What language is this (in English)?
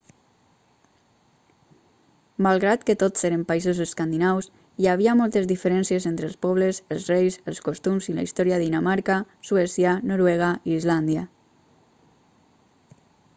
Catalan